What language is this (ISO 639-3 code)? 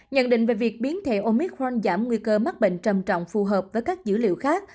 vie